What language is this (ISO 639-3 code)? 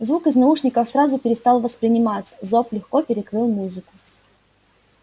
rus